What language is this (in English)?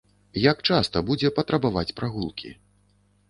Belarusian